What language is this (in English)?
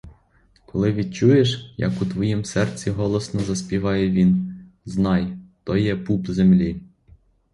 Ukrainian